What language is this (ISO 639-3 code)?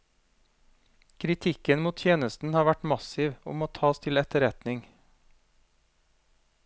nor